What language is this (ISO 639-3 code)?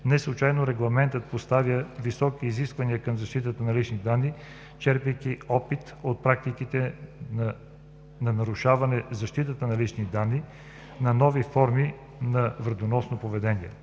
bul